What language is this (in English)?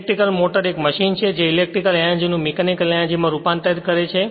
Gujarati